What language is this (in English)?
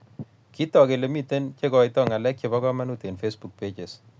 Kalenjin